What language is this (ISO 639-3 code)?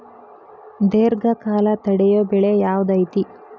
kan